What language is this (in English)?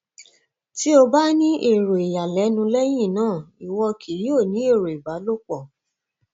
Yoruba